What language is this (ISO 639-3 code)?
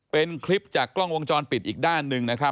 tha